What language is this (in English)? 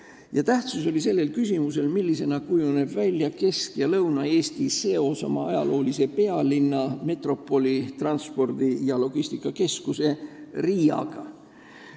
Estonian